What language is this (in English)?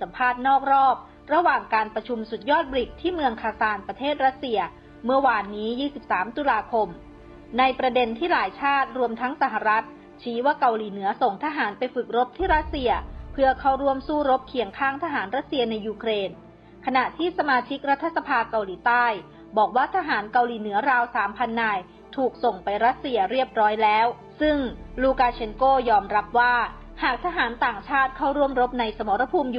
Thai